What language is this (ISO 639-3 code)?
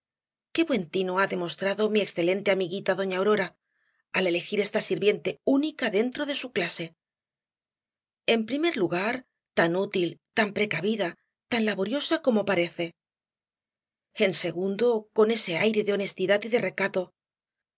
spa